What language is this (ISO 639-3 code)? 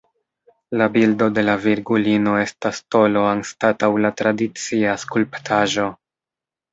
epo